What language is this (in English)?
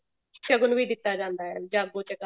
Punjabi